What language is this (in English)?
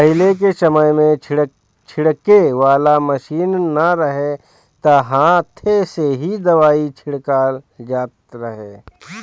Bhojpuri